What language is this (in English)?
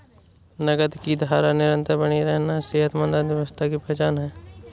Hindi